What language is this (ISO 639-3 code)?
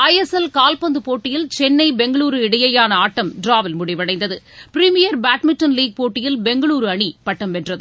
tam